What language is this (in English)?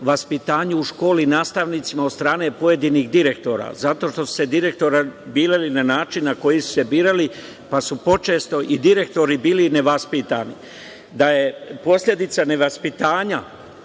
Serbian